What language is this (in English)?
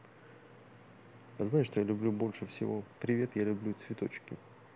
Russian